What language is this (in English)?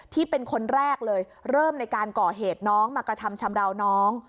Thai